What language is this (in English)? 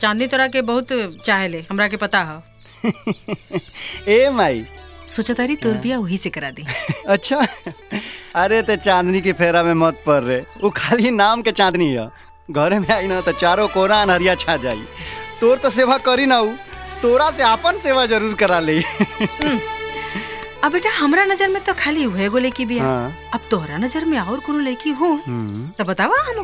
Hindi